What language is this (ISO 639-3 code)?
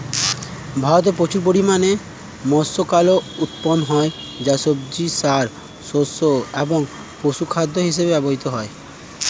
ben